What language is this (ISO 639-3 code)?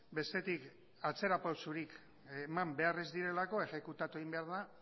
eus